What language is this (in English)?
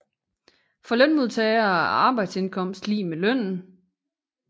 Danish